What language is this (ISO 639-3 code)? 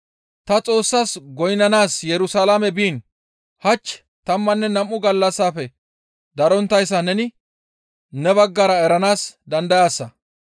gmv